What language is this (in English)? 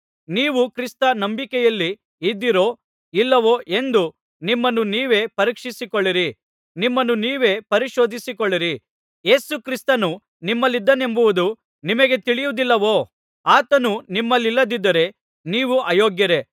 Kannada